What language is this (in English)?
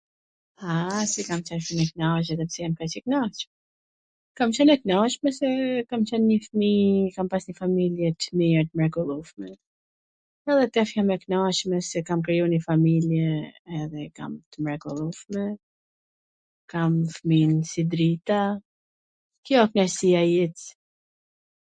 Gheg Albanian